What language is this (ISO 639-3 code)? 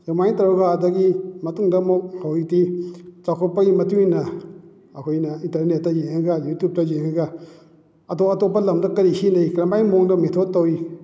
mni